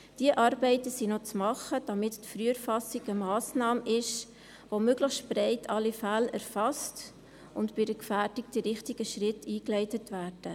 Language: Swiss German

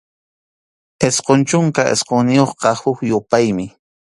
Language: Arequipa-La Unión Quechua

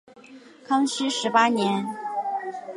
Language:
Chinese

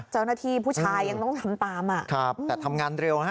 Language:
Thai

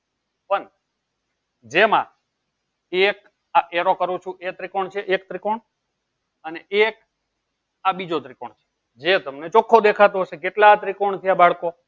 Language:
Gujarati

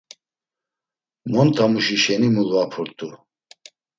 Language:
Laz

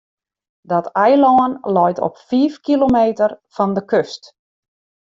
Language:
Western Frisian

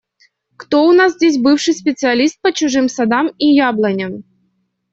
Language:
Russian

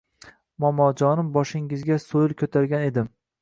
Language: Uzbek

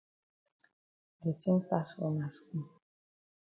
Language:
Cameroon Pidgin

